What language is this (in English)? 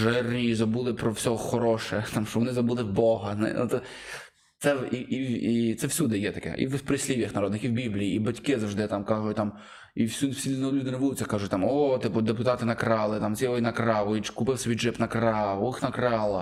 Ukrainian